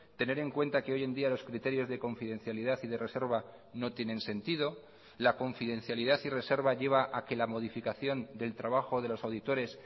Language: Spanish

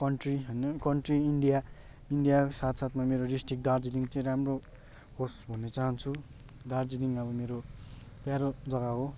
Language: Nepali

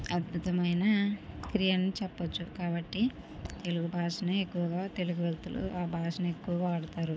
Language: Telugu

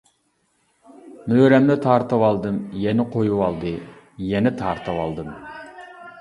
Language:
Uyghur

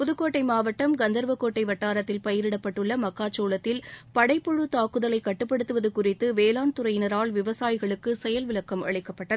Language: Tamil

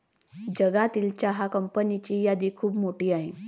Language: Marathi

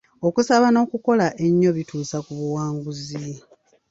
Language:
Ganda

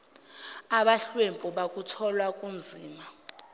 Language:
Zulu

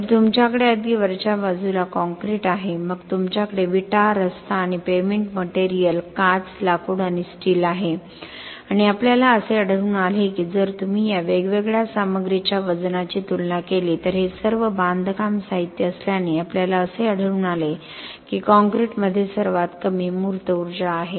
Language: Marathi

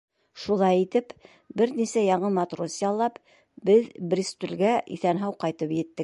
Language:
Bashkir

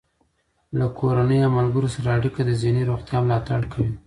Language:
Pashto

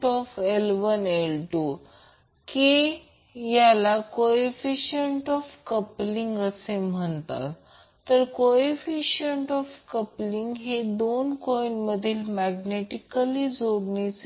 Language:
Marathi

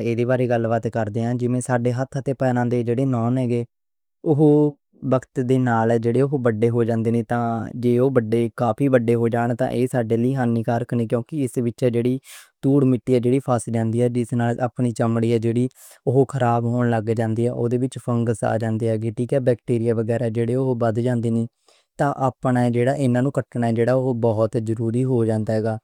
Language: Western Panjabi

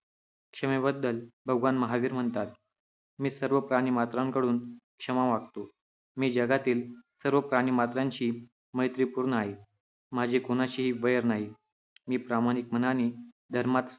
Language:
Marathi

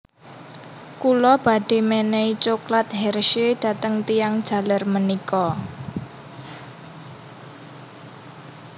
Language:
Javanese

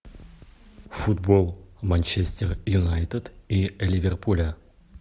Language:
Russian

